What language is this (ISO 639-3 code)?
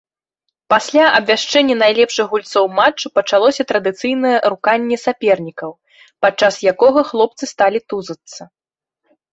bel